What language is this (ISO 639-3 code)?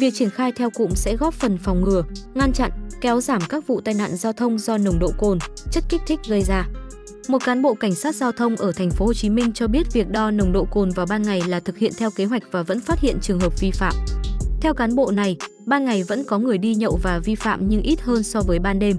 vie